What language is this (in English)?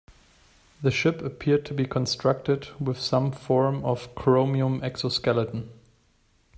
English